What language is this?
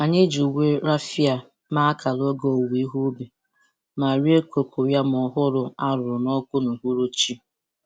Igbo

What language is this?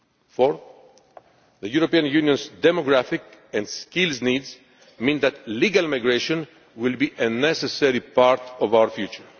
English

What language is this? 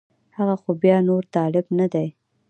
Pashto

